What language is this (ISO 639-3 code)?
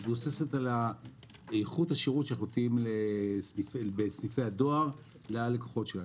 heb